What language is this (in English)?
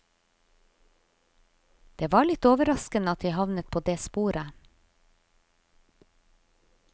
Norwegian